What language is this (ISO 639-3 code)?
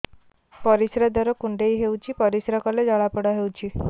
ori